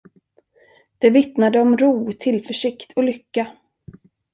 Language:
Swedish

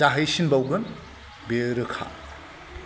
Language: Bodo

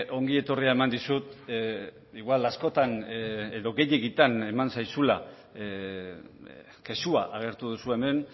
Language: Basque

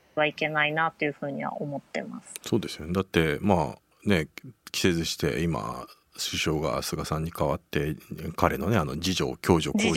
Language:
Japanese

